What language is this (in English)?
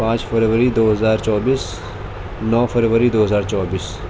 Urdu